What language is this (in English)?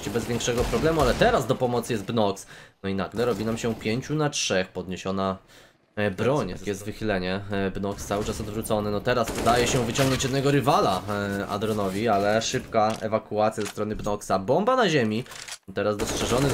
Polish